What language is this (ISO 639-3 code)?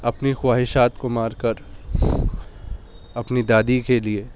urd